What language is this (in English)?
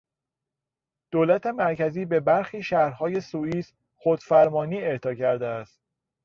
Persian